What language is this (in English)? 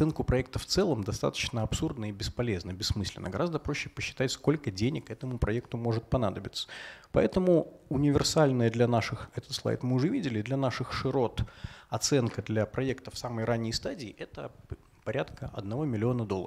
Russian